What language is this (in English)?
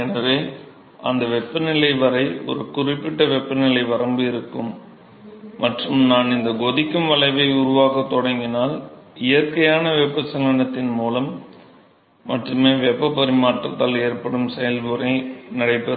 Tamil